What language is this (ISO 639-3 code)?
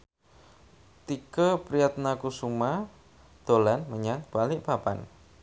jav